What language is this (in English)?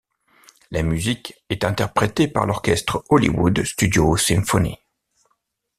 French